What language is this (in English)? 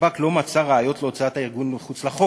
Hebrew